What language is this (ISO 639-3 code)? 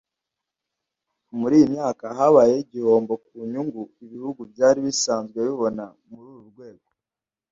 kin